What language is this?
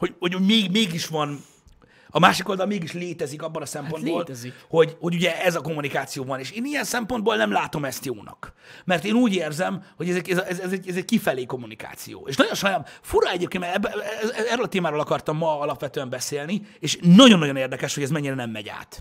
Hungarian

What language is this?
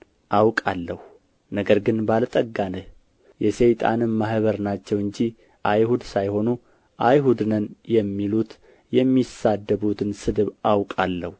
Amharic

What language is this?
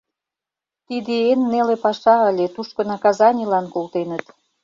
Mari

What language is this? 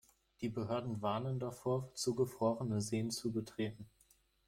German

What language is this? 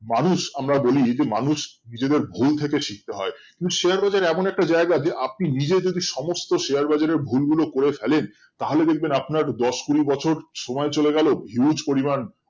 Bangla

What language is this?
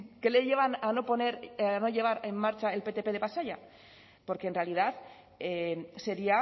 Spanish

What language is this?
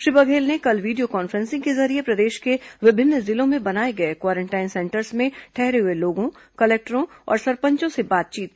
Hindi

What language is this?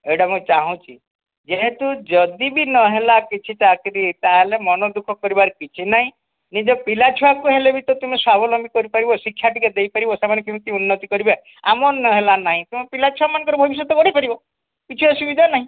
Odia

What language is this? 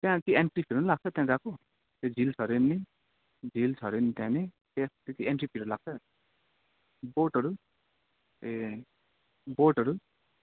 Nepali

